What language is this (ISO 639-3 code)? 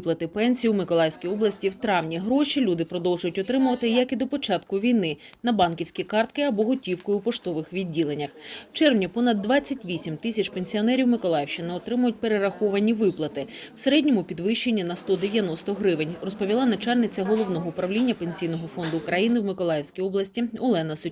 ukr